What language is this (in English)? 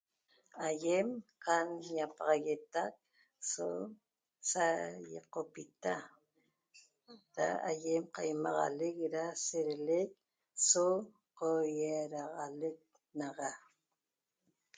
Toba